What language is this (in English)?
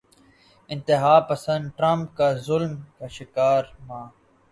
Urdu